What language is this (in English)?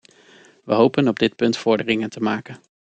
Dutch